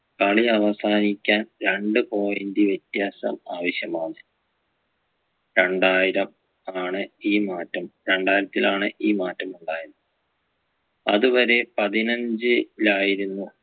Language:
Malayalam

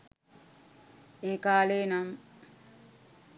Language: Sinhala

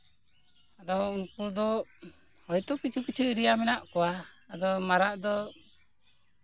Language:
Santali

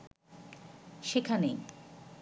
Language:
Bangla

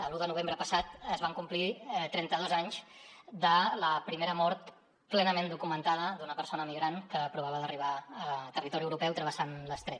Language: Catalan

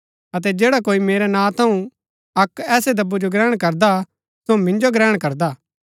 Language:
Gaddi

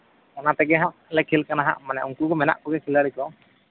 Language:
Santali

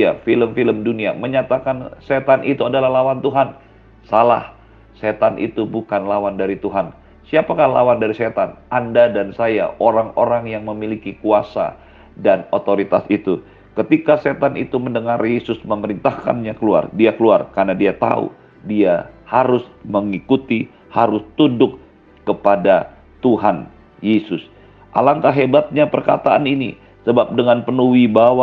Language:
Indonesian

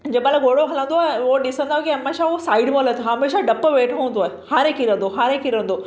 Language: Sindhi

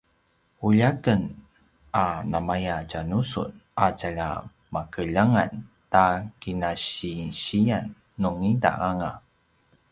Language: Paiwan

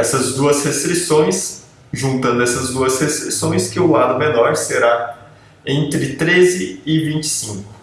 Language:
Portuguese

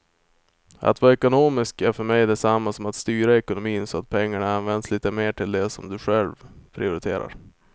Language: Swedish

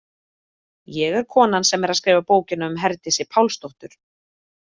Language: Icelandic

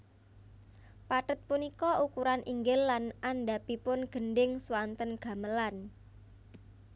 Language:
Javanese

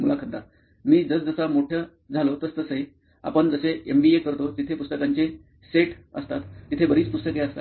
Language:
Marathi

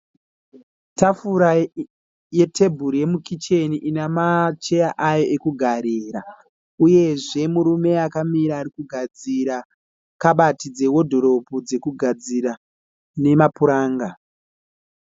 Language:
Shona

